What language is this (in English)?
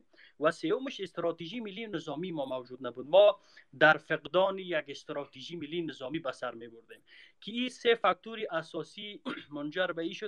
Persian